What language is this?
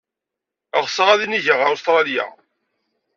Kabyle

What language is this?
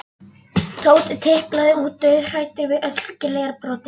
Icelandic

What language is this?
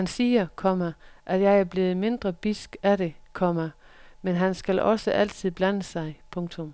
Danish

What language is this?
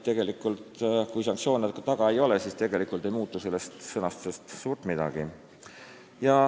Estonian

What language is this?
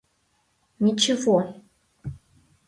Mari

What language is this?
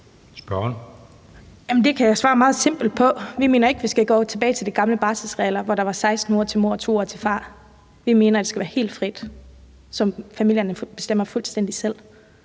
Danish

